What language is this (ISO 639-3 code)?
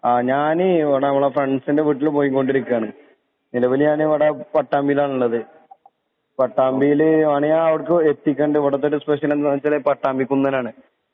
mal